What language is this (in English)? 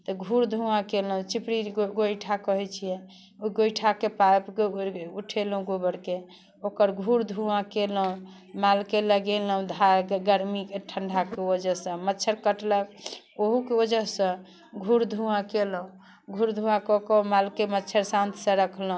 Maithili